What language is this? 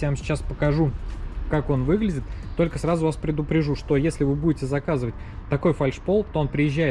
Russian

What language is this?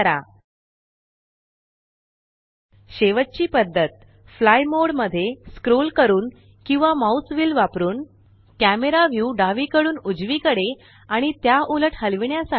Marathi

